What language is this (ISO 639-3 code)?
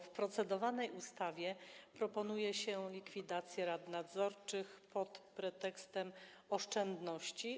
pol